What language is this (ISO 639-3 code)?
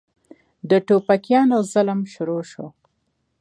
pus